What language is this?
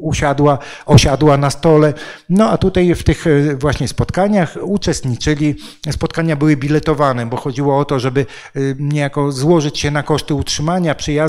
Polish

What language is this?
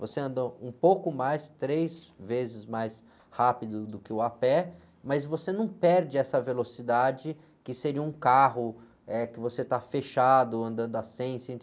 Portuguese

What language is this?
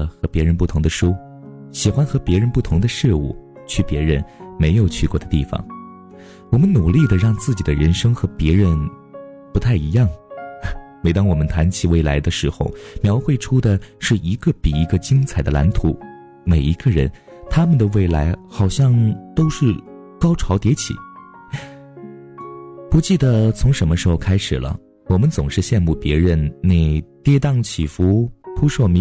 Chinese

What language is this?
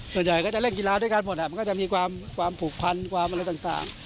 Thai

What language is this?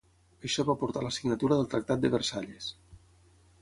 Catalan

